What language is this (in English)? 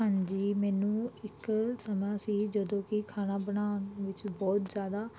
Punjabi